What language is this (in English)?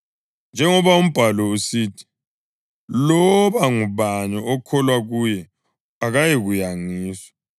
North Ndebele